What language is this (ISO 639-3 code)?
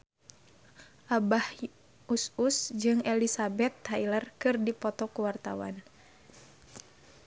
sun